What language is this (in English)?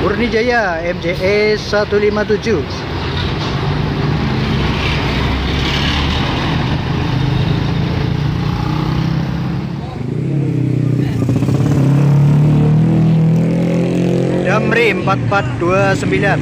Indonesian